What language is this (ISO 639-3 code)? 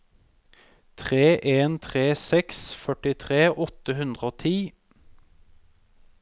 nor